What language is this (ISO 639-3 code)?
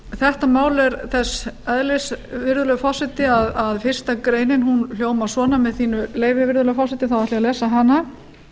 isl